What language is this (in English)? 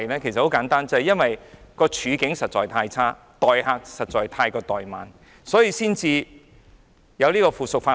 Cantonese